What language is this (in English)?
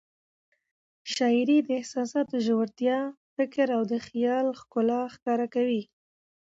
Pashto